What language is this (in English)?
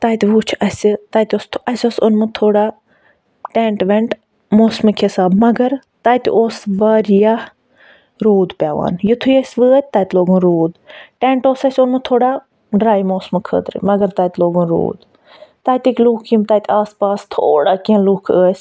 Kashmiri